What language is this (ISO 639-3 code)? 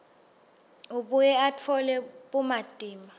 ssw